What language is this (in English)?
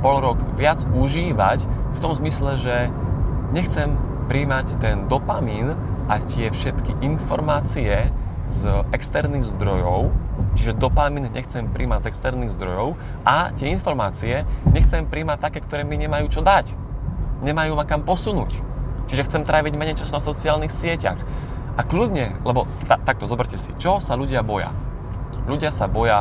Slovak